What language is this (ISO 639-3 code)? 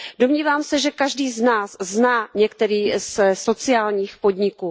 ces